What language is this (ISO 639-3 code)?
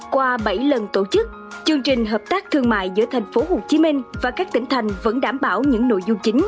vie